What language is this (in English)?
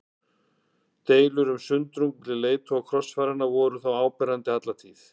Icelandic